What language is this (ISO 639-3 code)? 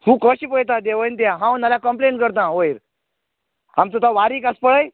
kok